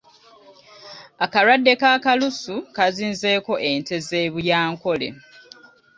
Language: Ganda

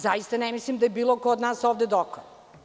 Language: Serbian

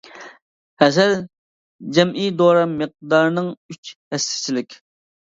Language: Uyghur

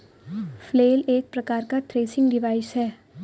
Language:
Hindi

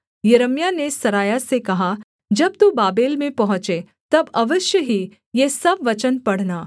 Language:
Hindi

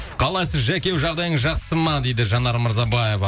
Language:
Kazakh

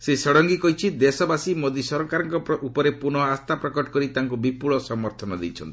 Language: Odia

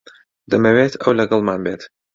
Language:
Central Kurdish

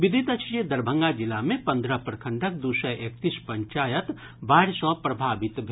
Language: Maithili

